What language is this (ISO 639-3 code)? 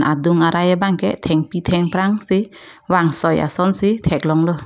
mjw